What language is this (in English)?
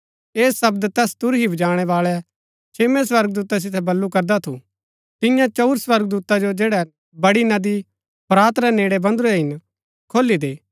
Gaddi